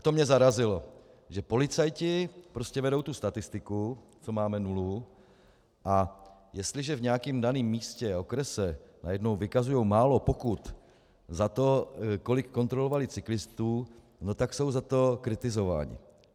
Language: Czech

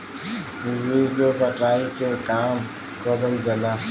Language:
Bhojpuri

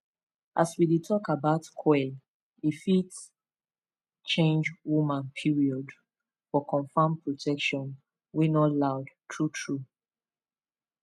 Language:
Nigerian Pidgin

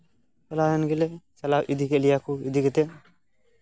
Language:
Santali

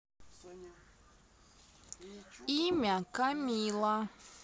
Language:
Russian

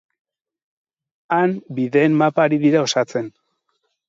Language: Basque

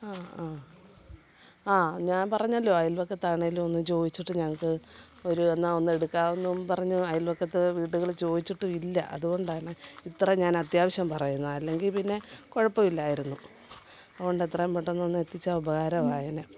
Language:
Malayalam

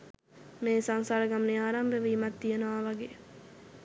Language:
Sinhala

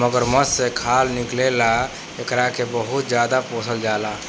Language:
Bhojpuri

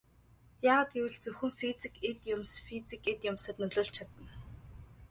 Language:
Mongolian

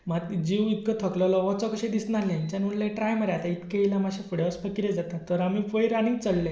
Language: Konkani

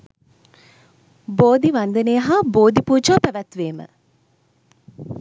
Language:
Sinhala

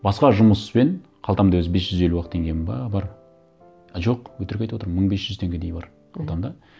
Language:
Kazakh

